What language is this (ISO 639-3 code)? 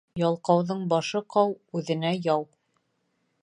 bak